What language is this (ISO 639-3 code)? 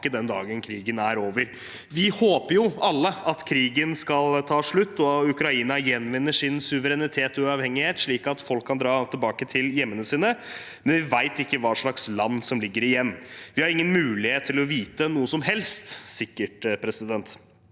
nor